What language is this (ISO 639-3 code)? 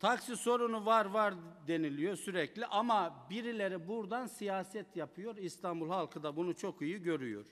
tur